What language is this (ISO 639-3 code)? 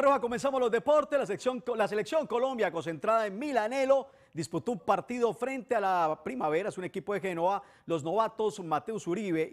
spa